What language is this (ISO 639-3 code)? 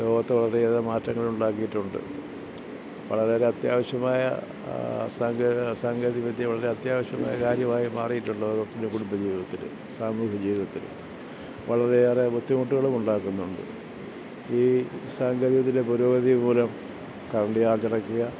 mal